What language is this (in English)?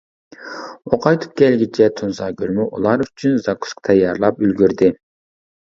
Uyghur